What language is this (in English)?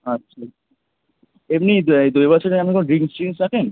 Bangla